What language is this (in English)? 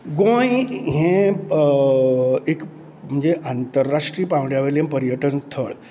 Konkani